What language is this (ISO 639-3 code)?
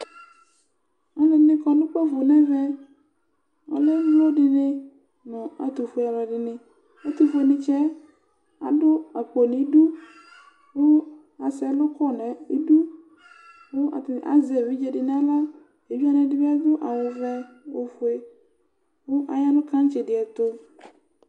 kpo